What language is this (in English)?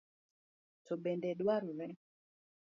Luo (Kenya and Tanzania)